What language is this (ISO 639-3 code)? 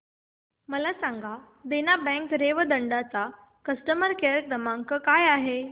mar